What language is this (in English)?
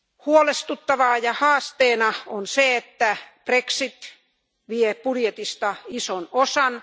Finnish